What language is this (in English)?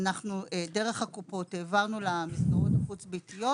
Hebrew